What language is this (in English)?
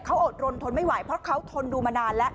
Thai